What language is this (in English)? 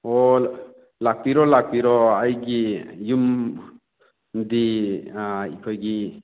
Manipuri